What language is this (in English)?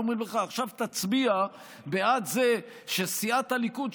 Hebrew